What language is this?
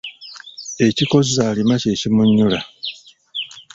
Ganda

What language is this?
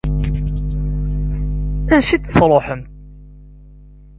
Kabyle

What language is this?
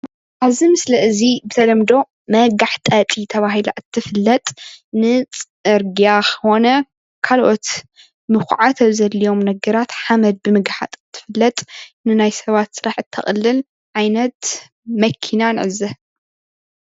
Tigrinya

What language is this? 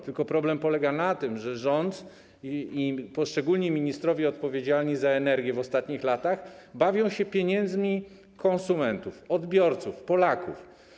Polish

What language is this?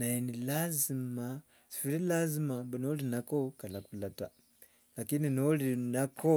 Wanga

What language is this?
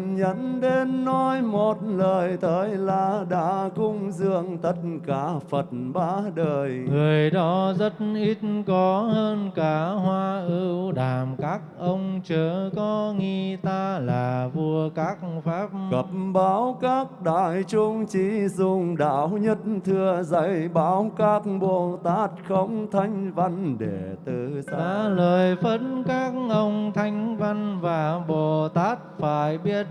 Vietnamese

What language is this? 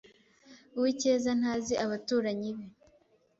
Kinyarwanda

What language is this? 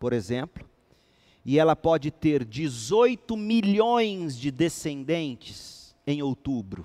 Portuguese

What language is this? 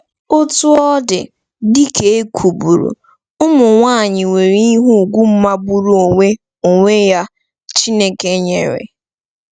Igbo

